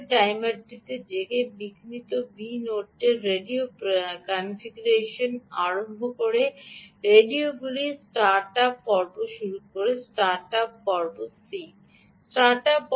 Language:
Bangla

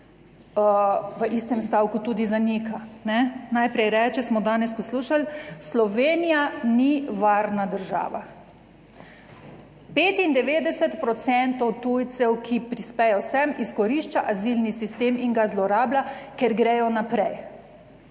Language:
Slovenian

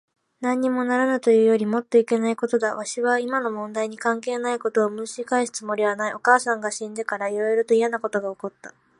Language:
Japanese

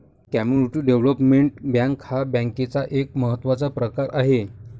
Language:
Marathi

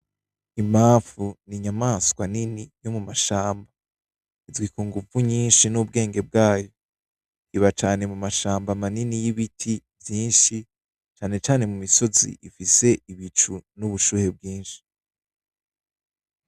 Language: Rundi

